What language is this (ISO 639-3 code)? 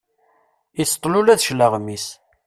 kab